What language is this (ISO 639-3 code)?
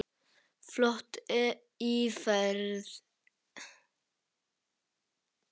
isl